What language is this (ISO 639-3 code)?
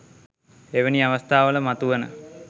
sin